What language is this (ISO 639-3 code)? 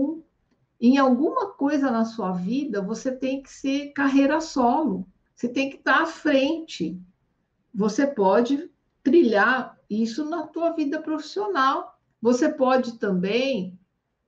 por